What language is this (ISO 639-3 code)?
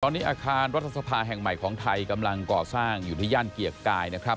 tha